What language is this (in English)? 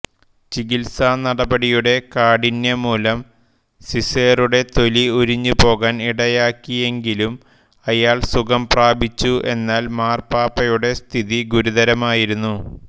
Malayalam